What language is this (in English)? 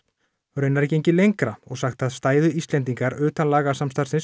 Icelandic